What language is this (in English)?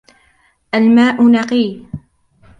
Arabic